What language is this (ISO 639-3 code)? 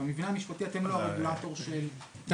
heb